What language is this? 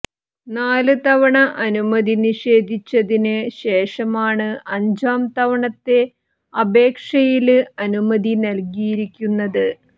Malayalam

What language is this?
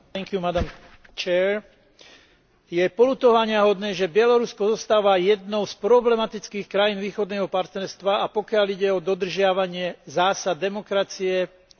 Slovak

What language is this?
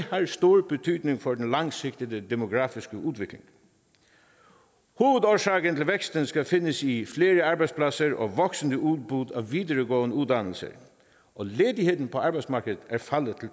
Danish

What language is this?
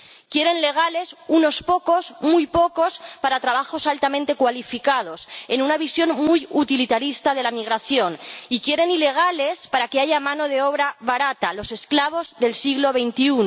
Spanish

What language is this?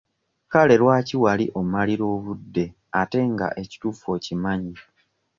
Ganda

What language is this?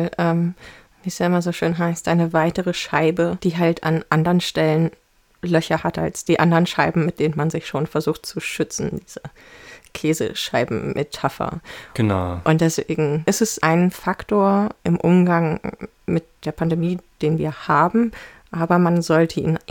German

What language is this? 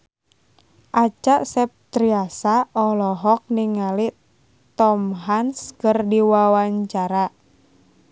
Sundanese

